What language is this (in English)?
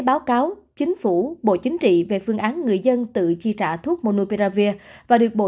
Vietnamese